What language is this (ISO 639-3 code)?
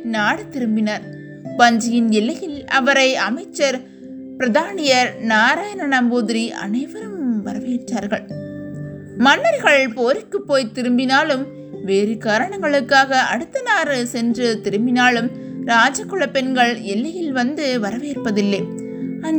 tam